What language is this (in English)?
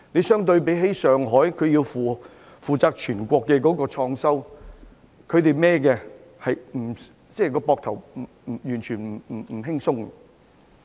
Cantonese